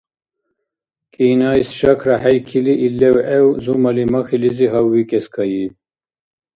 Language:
Dargwa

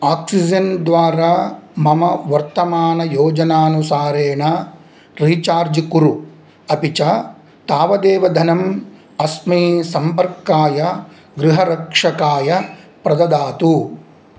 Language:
Sanskrit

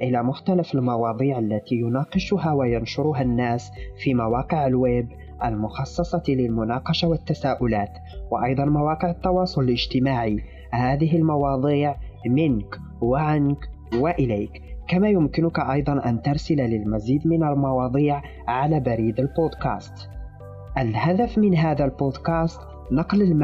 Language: Arabic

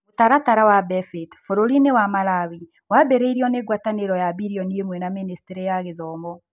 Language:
Kikuyu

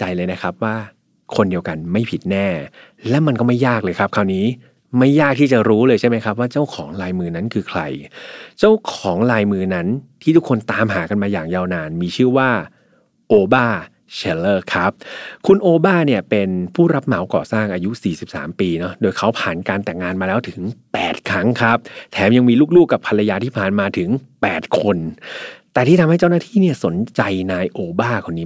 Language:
Thai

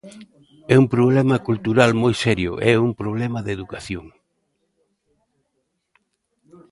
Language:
Galician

